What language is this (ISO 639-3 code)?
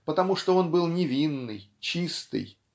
rus